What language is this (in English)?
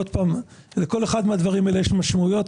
Hebrew